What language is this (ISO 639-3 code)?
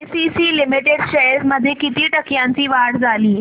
mar